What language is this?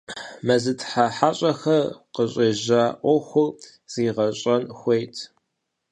Kabardian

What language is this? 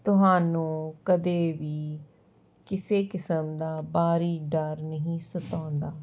Punjabi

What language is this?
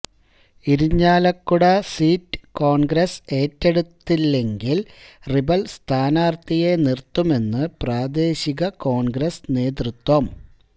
Malayalam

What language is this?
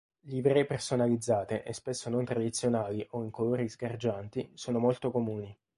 Italian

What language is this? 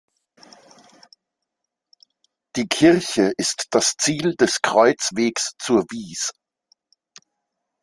German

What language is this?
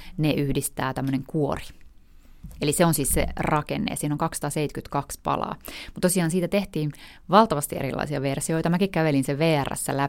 Finnish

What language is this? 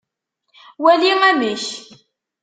Kabyle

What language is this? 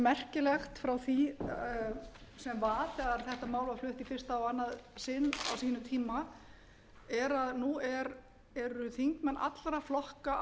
Icelandic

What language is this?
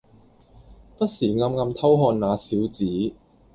Cantonese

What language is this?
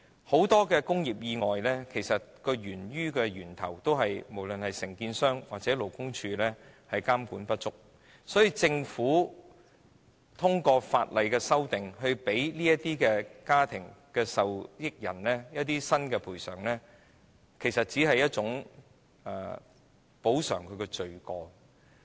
Cantonese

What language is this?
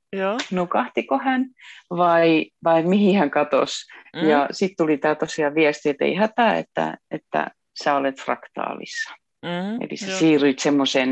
Finnish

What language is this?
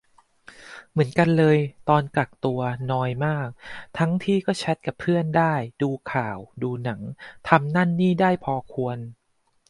Thai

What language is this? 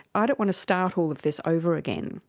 English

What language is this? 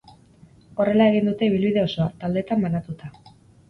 Basque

